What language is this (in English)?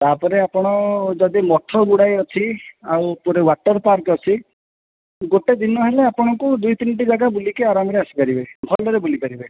Odia